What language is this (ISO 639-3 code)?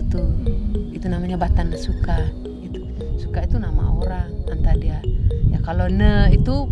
ind